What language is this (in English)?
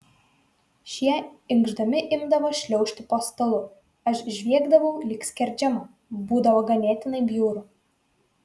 Lithuanian